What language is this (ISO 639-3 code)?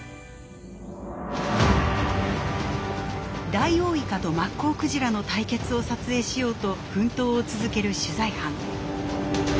jpn